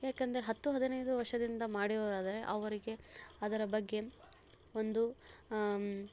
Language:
Kannada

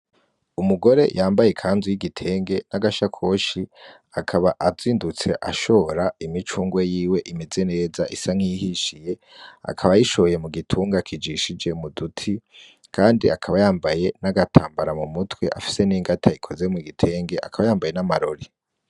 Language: Rundi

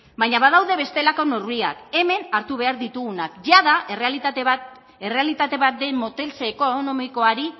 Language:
Basque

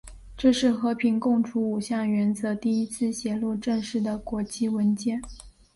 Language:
Chinese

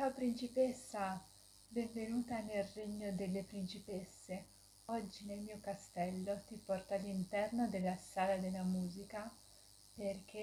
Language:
Italian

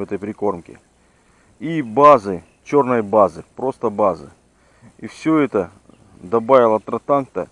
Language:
Russian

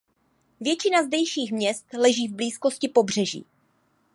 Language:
Czech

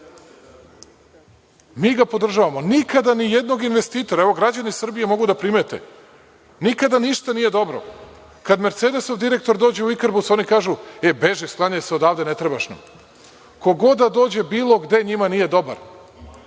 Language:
Serbian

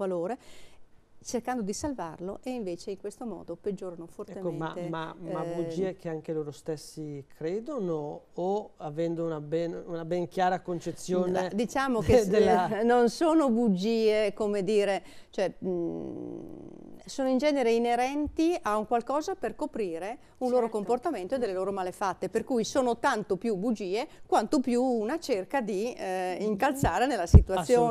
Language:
Italian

